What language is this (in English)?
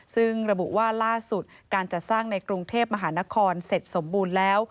Thai